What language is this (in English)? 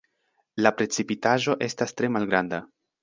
Esperanto